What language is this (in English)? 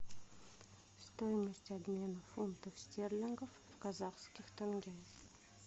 Russian